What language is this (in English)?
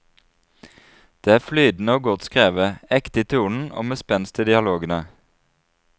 Norwegian